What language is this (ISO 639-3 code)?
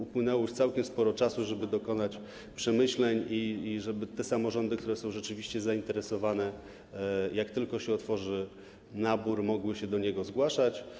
pol